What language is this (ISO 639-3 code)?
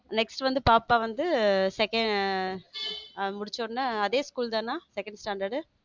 tam